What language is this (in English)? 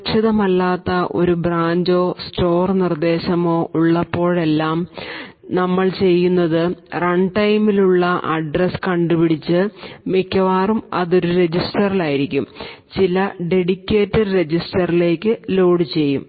Malayalam